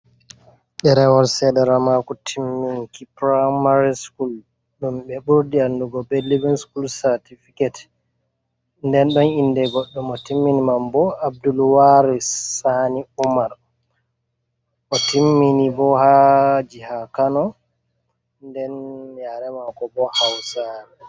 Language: Fula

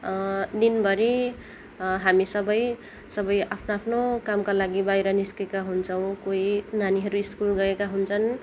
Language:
Nepali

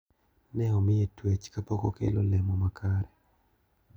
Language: Luo (Kenya and Tanzania)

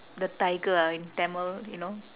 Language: English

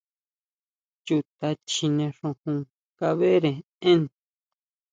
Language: Huautla Mazatec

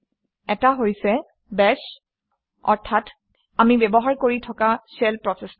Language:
Assamese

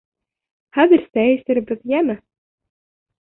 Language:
Bashkir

